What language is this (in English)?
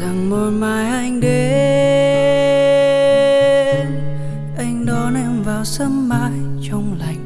Vietnamese